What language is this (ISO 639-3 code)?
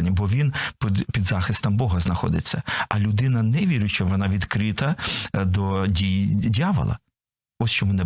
ukr